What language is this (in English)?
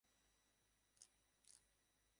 Bangla